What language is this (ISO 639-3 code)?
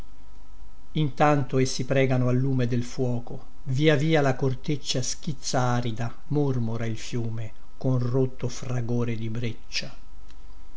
ita